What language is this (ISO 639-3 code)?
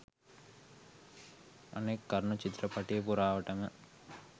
sin